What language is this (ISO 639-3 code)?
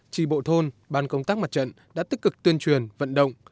vie